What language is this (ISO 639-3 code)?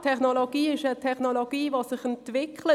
gsw